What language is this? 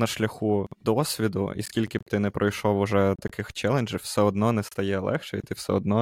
Ukrainian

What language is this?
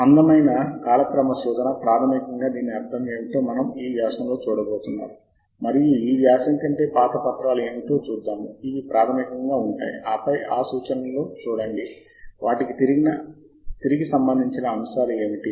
Telugu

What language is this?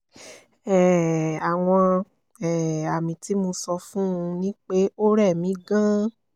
Yoruba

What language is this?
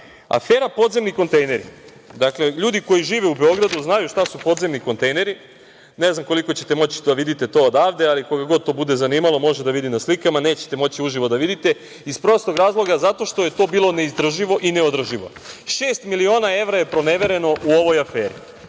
Serbian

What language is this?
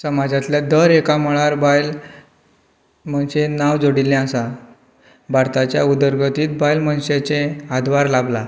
Konkani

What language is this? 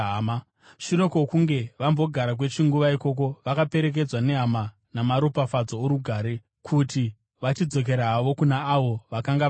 Shona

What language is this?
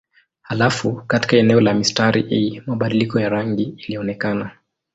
Swahili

